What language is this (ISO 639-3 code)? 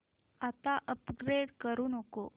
mar